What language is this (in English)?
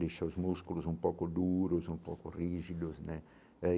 Portuguese